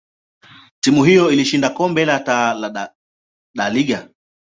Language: Swahili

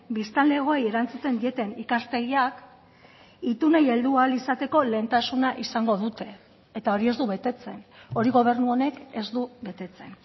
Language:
Basque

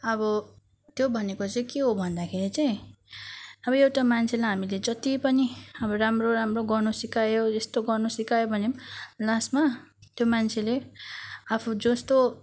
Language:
Nepali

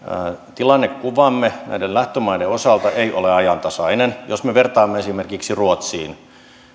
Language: Finnish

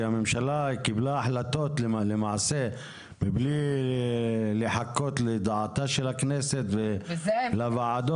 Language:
Hebrew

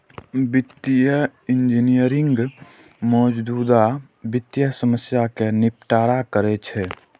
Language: Maithili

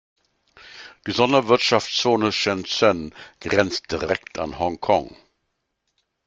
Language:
German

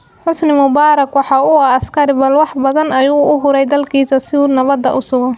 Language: Somali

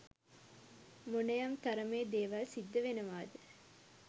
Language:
Sinhala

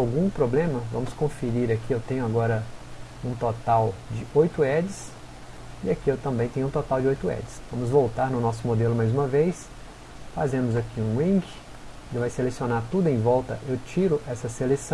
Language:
Portuguese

